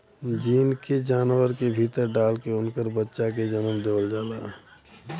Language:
Bhojpuri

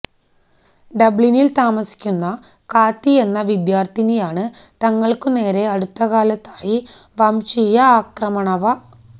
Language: Malayalam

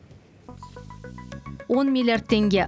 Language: Kazakh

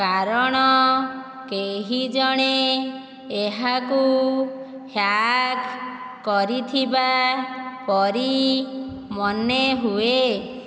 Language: Odia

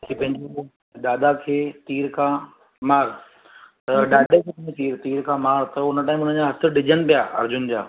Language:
Sindhi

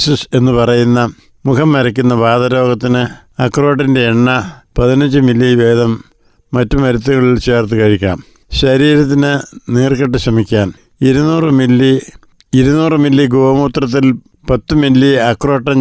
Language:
Malayalam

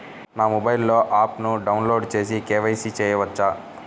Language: Telugu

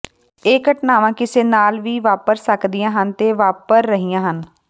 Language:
Punjabi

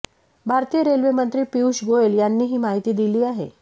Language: Marathi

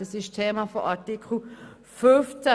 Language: Swiss German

